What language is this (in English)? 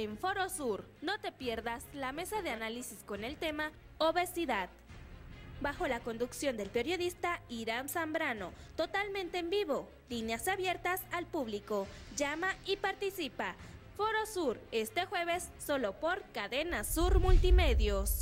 Spanish